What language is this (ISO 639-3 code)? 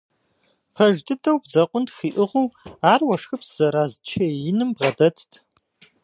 kbd